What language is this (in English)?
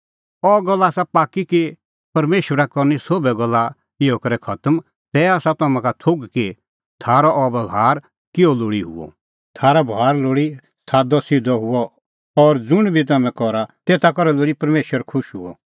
Kullu Pahari